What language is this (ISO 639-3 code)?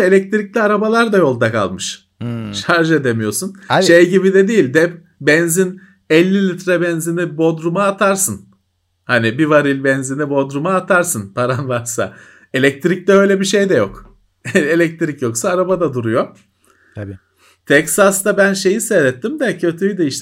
tur